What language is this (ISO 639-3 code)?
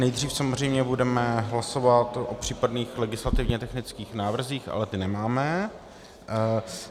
ces